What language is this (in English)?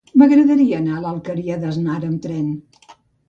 Catalan